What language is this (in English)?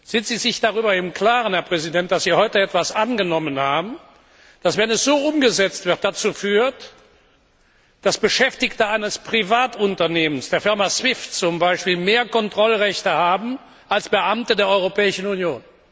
German